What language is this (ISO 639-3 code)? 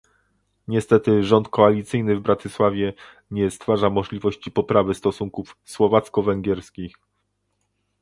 pol